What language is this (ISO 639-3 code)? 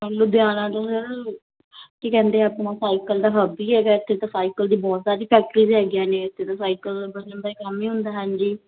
pan